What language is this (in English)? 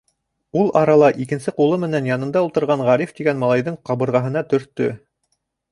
Bashkir